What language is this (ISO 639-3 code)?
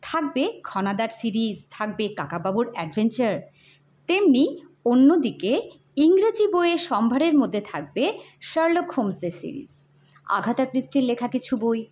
ben